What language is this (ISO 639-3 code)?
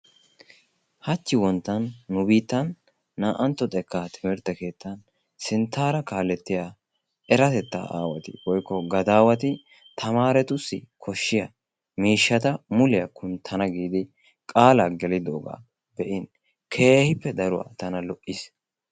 wal